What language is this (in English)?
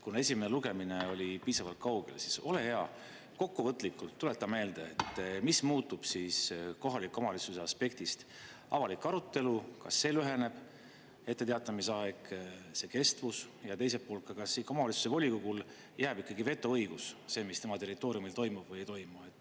Estonian